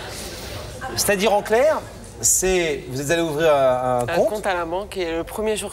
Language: French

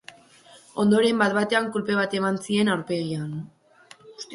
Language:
Basque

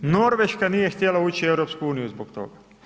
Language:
Croatian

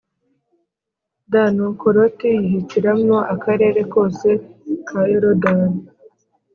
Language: Kinyarwanda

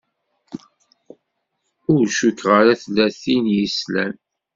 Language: Kabyle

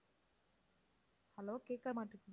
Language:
Tamil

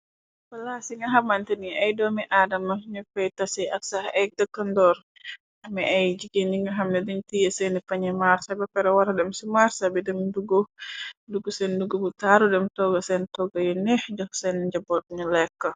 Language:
Wolof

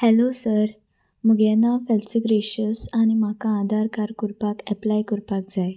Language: Konkani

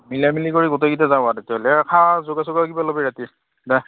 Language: Assamese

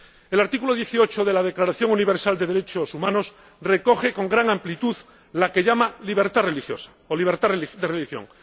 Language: Spanish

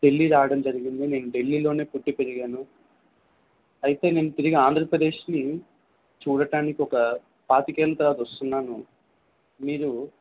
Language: Telugu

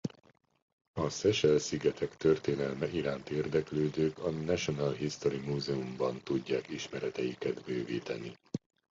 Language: Hungarian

